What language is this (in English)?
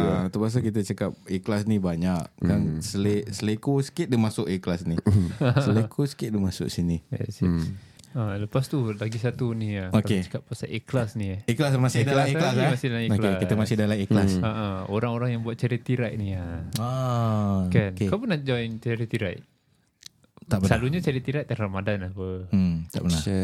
Malay